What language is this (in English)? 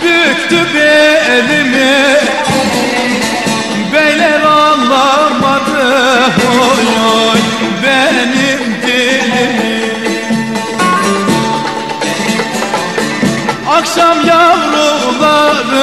Arabic